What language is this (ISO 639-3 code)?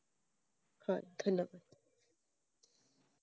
asm